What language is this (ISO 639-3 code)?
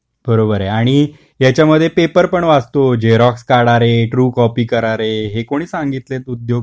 mar